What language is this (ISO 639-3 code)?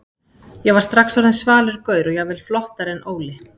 isl